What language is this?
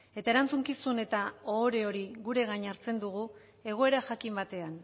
Basque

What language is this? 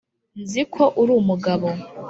Kinyarwanda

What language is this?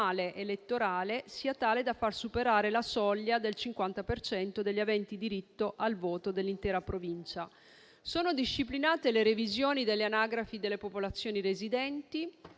Italian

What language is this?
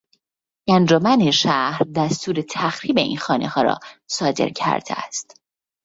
Persian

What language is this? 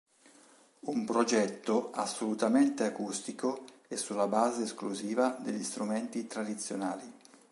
Italian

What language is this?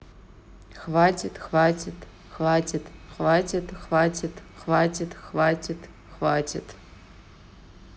Russian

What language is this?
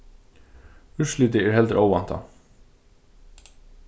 Faroese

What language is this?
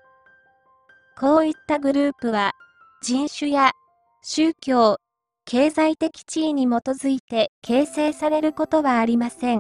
Japanese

